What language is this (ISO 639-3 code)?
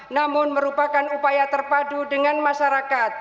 ind